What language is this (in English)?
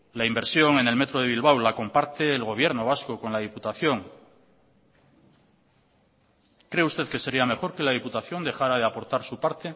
Spanish